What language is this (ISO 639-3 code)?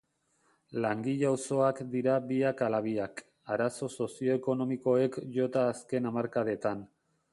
eus